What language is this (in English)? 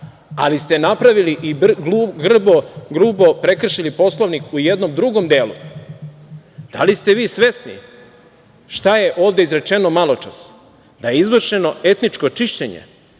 Serbian